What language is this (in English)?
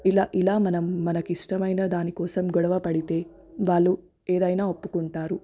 Telugu